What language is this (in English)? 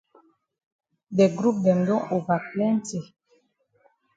Cameroon Pidgin